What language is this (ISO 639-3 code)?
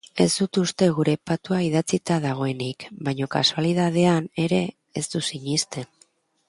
eus